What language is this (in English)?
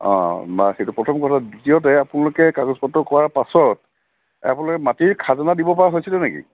Assamese